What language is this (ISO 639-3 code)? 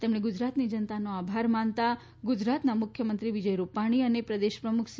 guj